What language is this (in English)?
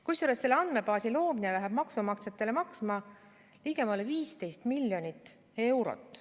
Estonian